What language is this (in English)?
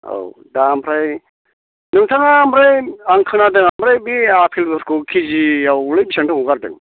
Bodo